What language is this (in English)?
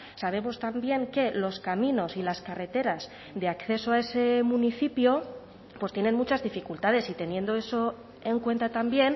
Spanish